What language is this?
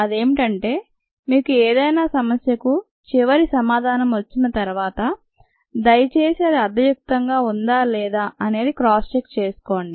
Telugu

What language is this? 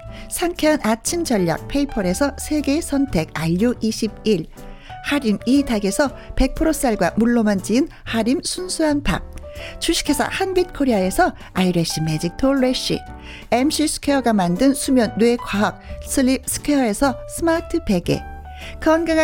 Korean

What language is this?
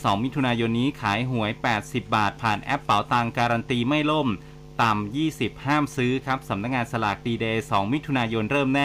Thai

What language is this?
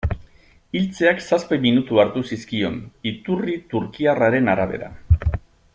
Basque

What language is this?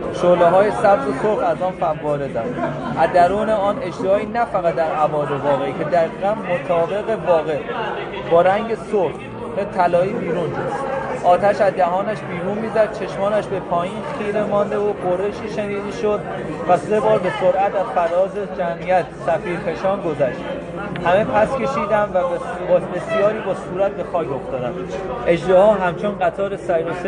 Persian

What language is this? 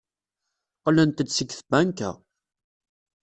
Kabyle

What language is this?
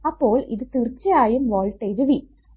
Malayalam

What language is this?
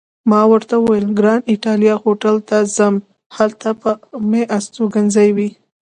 Pashto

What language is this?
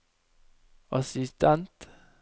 Norwegian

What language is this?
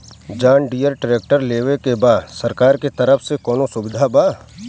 Bhojpuri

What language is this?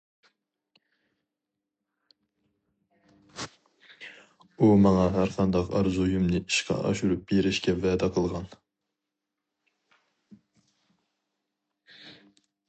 Uyghur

